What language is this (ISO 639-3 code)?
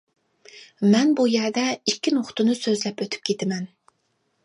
uig